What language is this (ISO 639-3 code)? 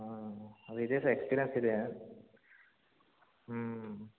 kan